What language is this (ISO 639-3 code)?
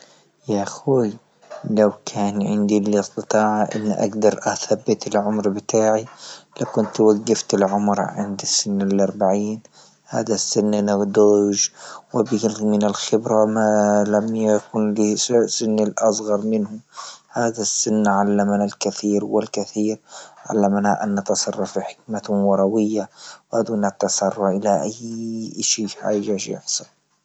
ayl